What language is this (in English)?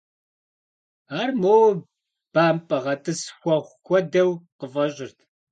Kabardian